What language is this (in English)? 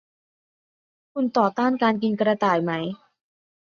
Thai